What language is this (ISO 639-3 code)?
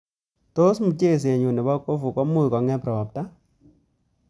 kln